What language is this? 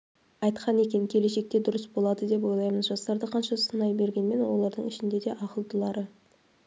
Kazakh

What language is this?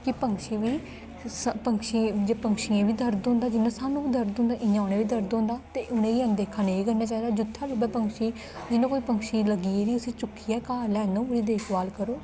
Dogri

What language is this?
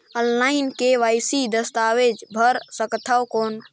Chhattisgarhi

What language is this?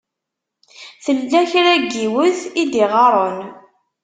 Kabyle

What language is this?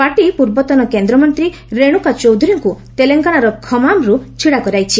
Odia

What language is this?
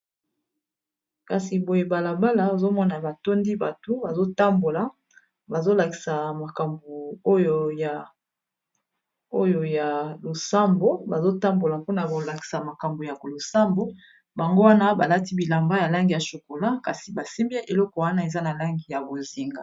Lingala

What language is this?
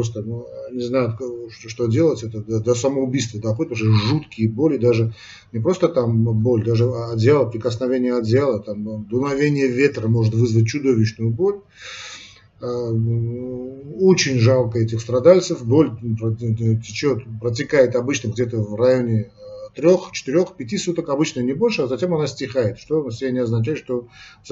Russian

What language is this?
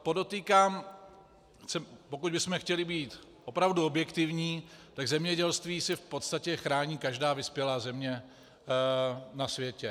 Czech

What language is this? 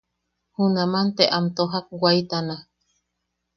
Yaqui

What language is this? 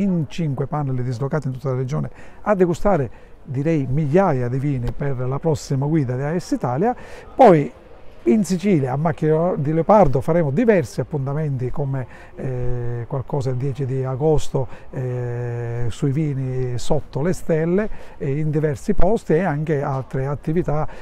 Italian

